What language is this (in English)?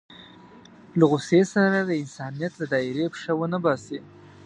Pashto